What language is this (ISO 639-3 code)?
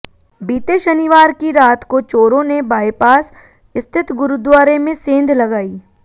hin